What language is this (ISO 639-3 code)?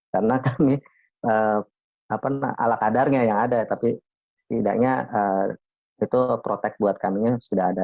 ind